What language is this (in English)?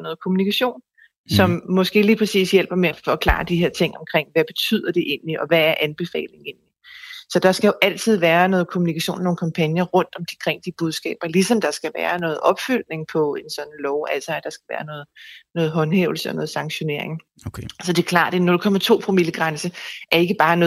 Danish